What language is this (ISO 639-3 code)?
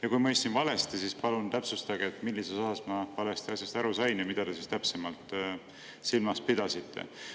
est